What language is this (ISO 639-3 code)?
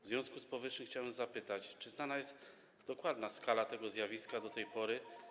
pol